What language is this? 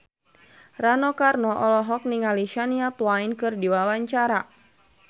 Sundanese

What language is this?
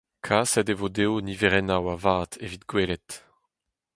Breton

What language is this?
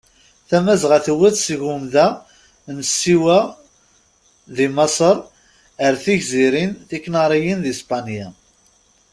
Kabyle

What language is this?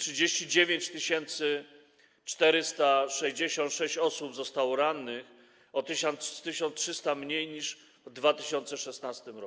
Polish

